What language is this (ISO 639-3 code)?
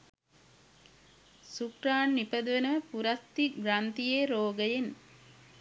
sin